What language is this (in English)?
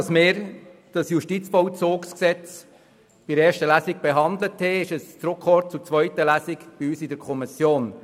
Swiss German